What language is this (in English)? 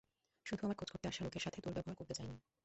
Bangla